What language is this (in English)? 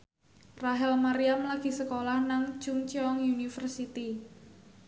Javanese